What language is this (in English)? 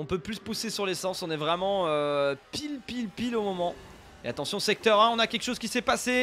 French